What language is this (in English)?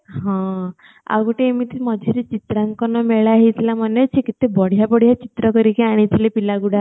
Odia